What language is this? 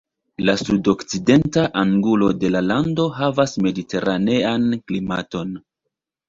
Esperanto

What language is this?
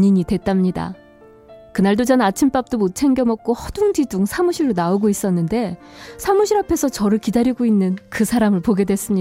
Korean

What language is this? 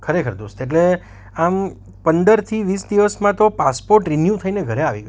Gujarati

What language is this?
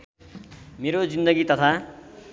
Nepali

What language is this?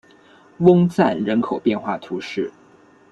Chinese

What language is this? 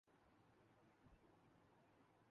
Urdu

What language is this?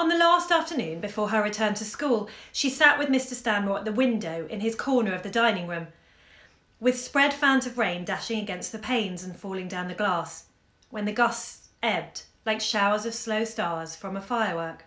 English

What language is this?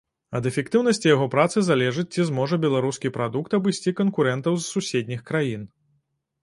Belarusian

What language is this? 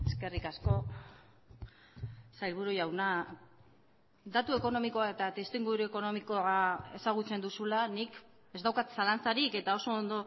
Basque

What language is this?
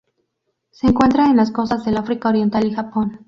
Spanish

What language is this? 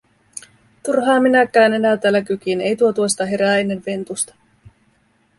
Finnish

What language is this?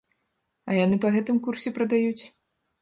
Belarusian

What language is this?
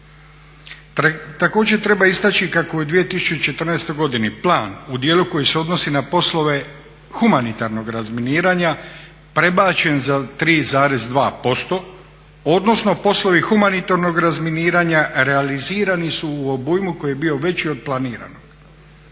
Croatian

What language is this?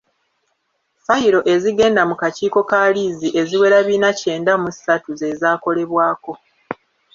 Ganda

